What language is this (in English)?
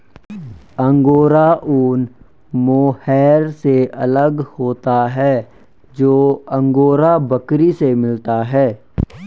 Hindi